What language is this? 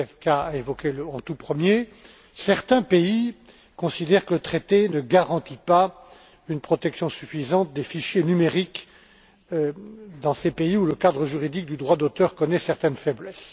French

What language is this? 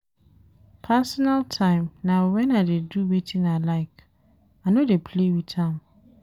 Nigerian Pidgin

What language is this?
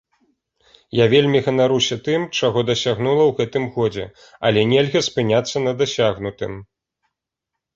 Belarusian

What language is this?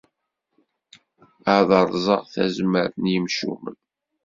Kabyle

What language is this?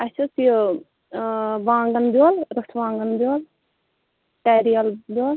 Kashmiri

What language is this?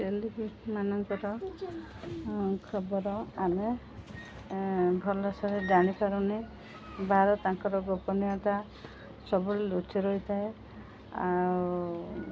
Odia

